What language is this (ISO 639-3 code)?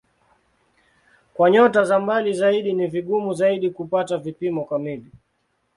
swa